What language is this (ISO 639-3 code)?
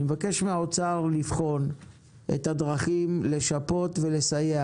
heb